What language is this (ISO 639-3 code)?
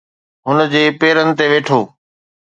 snd